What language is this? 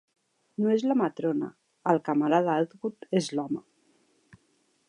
Catalan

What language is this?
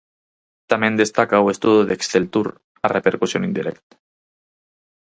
Galician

